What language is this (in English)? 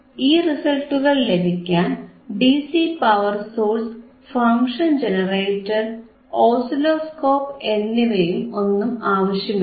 Malayalam